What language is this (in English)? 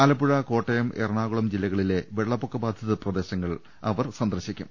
Malayalam